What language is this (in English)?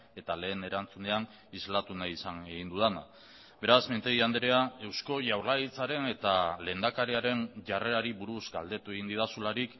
Basque